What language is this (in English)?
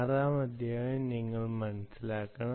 Malayalam